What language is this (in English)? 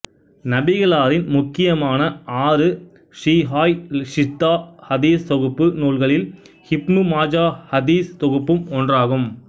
Tamil